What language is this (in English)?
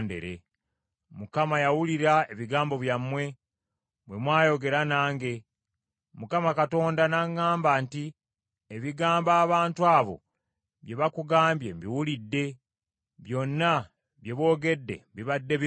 Ganda